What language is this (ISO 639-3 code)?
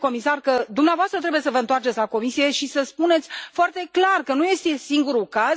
ron